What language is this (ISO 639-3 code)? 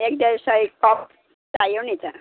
nep